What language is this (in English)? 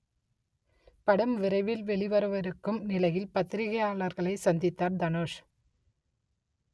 Tamil